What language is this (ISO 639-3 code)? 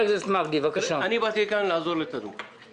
heb